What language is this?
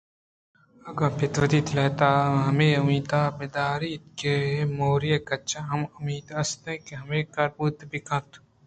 Eastern Balochi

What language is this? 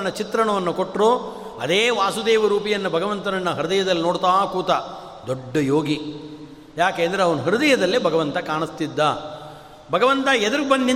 Kannada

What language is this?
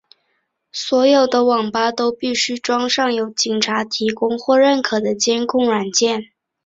Chinese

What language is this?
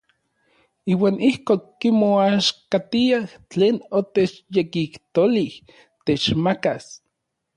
Orizaba Nahuatl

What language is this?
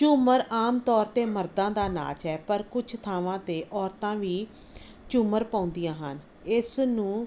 Punjabi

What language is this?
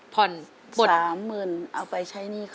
Thai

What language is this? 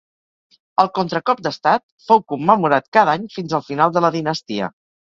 Catalan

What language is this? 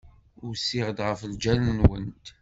Kabyle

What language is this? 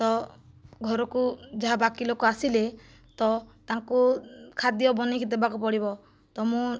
Odia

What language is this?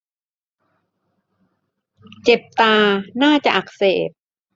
Thai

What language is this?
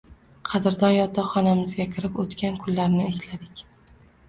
Uzbek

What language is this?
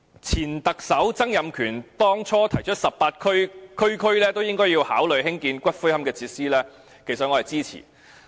Cantonese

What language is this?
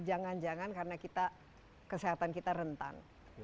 Indonesian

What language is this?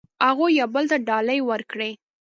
Pashto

